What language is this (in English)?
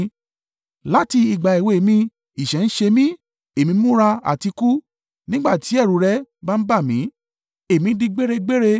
Yoruba